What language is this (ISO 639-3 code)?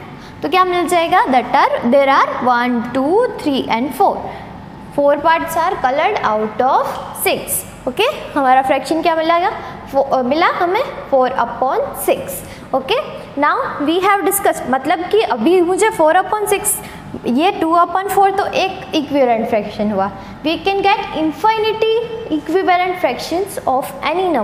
hin